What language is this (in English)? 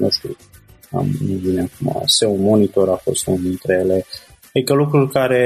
Romanian